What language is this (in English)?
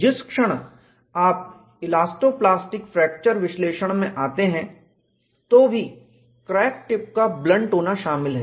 Hindi